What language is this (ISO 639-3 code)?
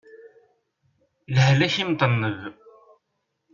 kab